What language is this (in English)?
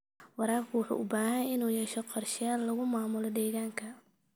Somali